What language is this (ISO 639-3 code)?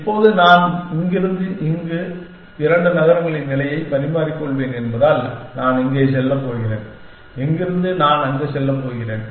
tam